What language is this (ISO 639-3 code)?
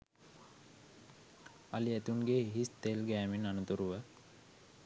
sin